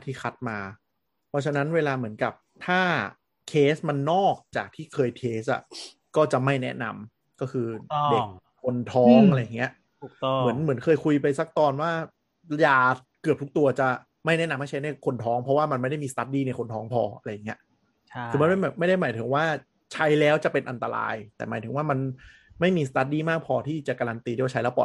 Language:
Thai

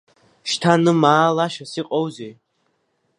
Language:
Abkhazian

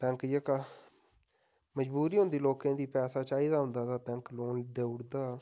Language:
Dogri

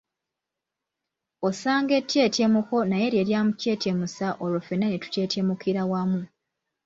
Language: Ganda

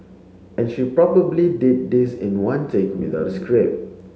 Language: English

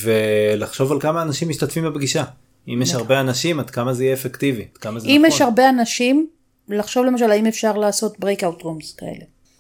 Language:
Hebrew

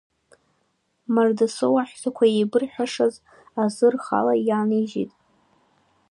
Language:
Abkhazian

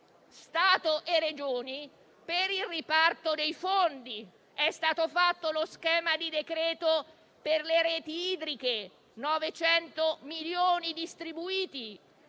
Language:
Italian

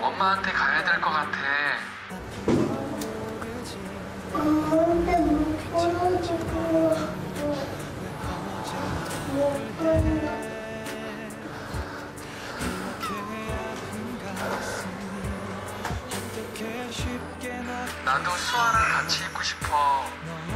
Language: Korean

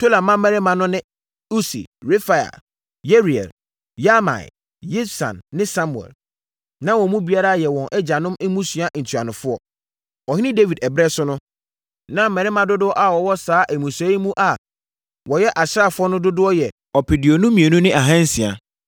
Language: Akan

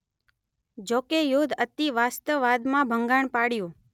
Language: Gujarati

